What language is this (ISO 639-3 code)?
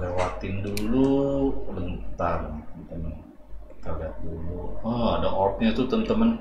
ind